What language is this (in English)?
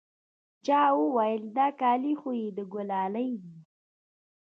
Pashto